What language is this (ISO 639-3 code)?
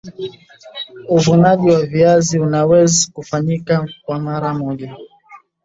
swa